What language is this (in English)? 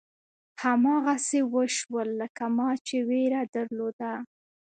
Pashto